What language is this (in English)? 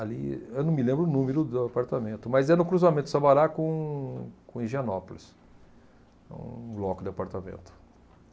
Portuguese